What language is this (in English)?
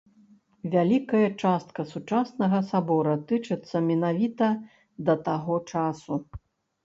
Belarusian